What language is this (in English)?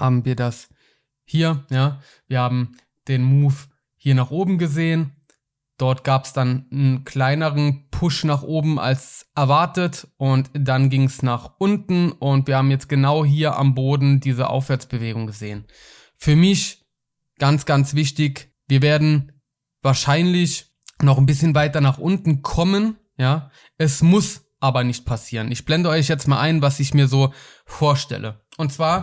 German